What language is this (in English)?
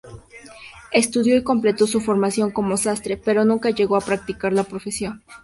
Spanish